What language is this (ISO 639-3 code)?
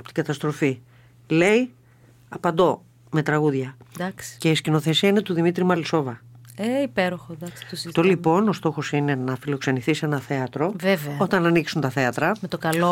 ell